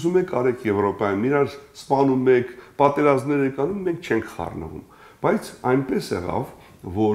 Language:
Turkish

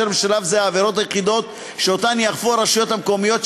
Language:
Hebrew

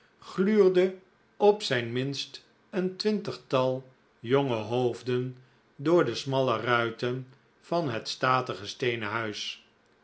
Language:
Dutch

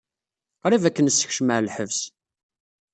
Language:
Kabyle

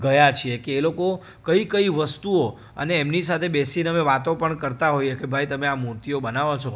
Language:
Gujarati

